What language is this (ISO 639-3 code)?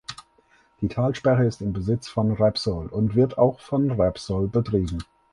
deu